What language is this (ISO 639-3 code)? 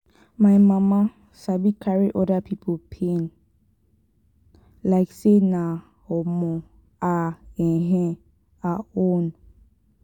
pcm